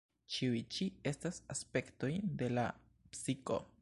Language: Esperanto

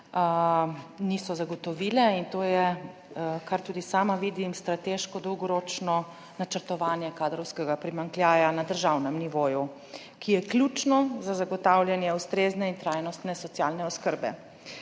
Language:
Slovenian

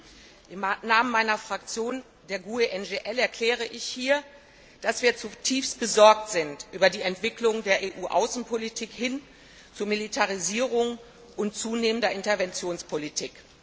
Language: German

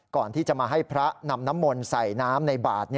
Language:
Thai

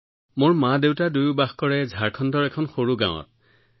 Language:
Assamese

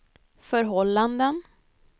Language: Swedish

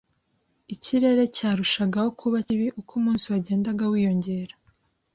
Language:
Kinyarwanda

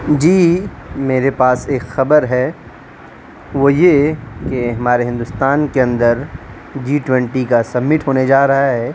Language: Urdu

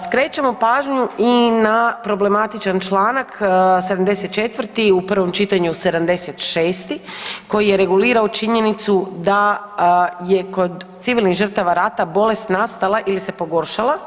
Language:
Croatian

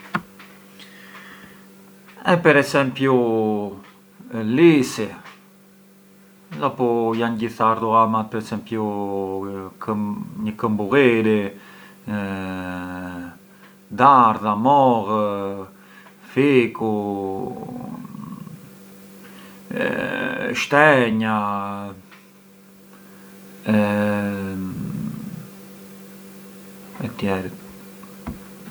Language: Arbëreshë Albanian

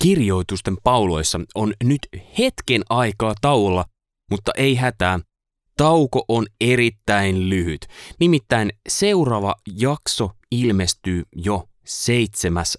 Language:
Finnish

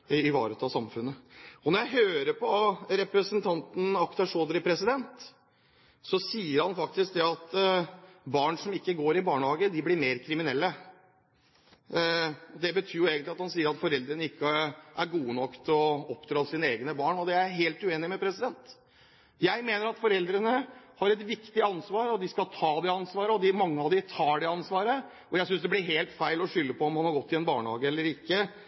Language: Norwegian Bokmål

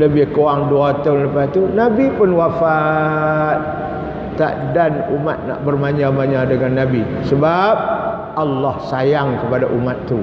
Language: Malay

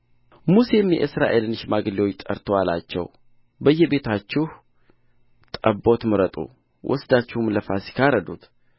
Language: Amharic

